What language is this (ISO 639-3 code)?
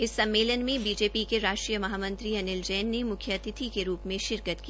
hin